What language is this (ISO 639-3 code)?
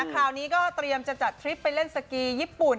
tha